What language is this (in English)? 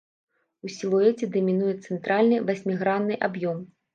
Belarusian